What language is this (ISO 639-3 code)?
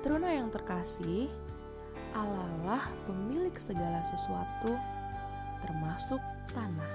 ind